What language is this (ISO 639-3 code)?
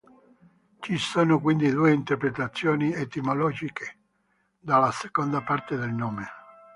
ita